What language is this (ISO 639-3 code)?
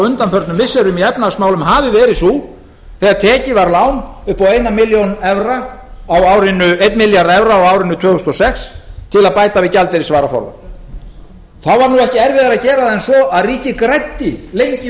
isl